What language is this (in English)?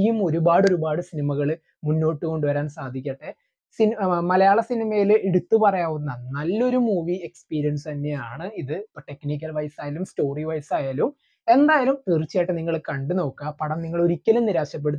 Malayalam